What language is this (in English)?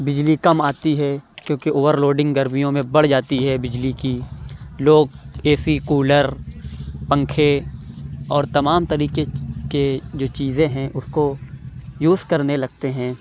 Urdu